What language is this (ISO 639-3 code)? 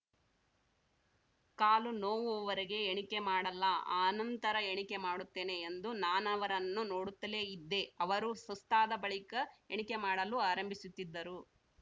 kan